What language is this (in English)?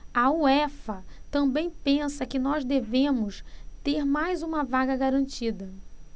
Portuguese